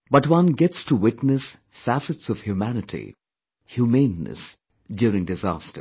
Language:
English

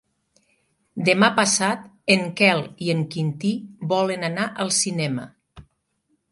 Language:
Catalan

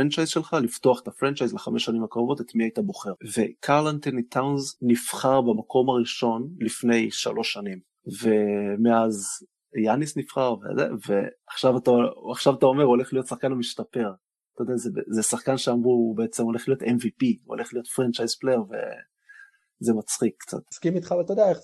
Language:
Hebrew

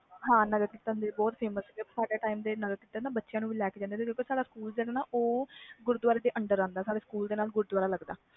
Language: Punjabi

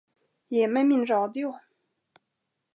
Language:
Swedish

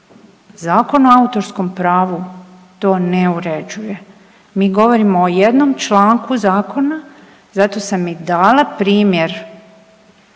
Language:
Croatian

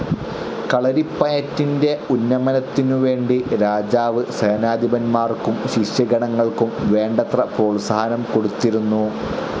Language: Malayalam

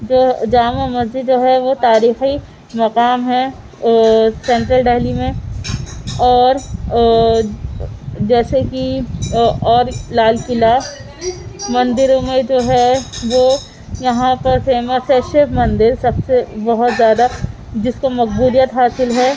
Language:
Urdu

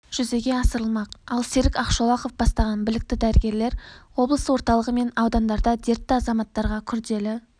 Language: Kazakh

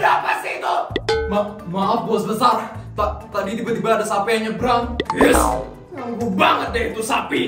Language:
Indonesian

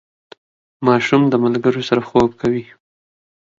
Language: Pashto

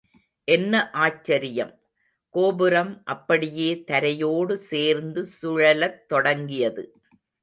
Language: Tamil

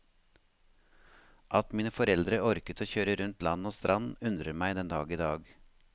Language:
Norwegian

